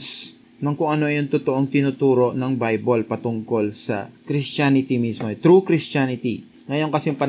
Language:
Filipino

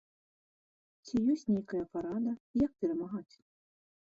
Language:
Belarusian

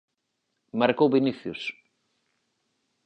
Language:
Galician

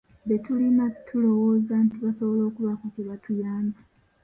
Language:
Ganda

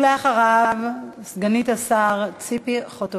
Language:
Hebrew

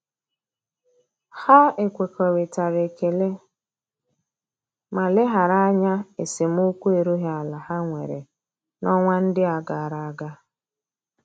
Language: Igbo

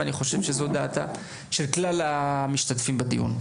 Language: Hebrew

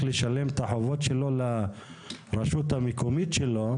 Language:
Hebrew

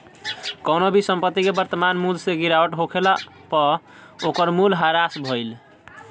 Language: Bhojpuri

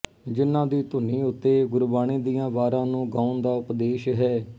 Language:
Punjabi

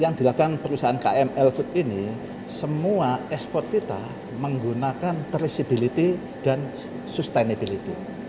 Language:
Indonesian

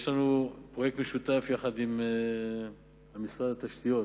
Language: Hebrew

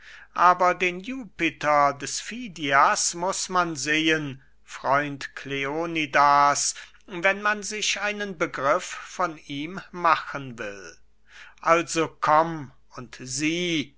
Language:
German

